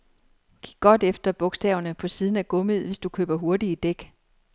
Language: Danish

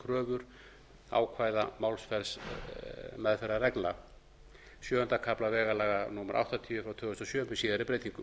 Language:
Icelandic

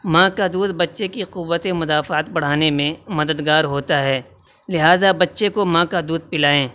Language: Urdu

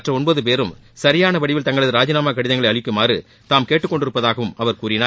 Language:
Tamil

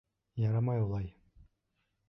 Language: Bashkir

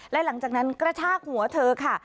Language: Thai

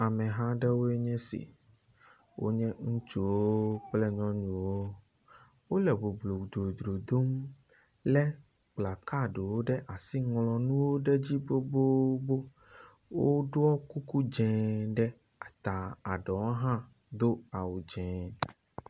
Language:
Ewe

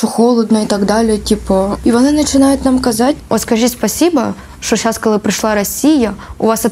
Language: Russian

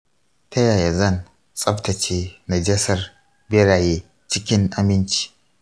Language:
Hausa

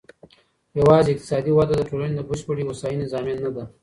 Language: Pashto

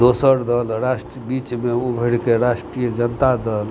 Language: Maithili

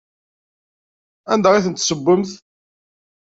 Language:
Kabyle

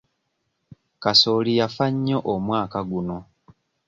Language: Ganda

